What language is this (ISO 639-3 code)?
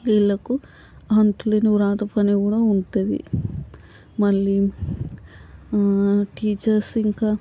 tel